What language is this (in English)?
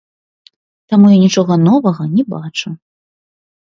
Belarusian